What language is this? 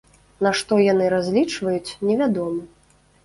Belarusian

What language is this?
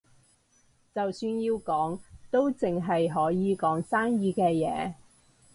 Cantonese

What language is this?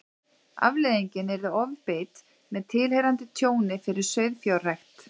Icelandic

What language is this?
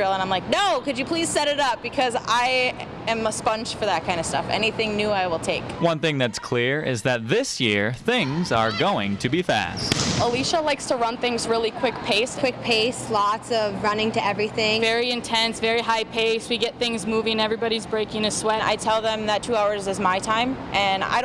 English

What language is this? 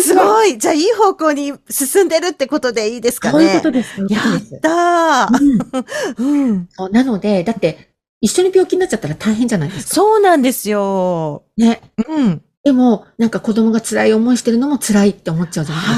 Japanese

